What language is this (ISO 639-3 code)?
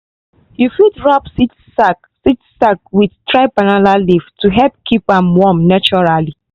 pcm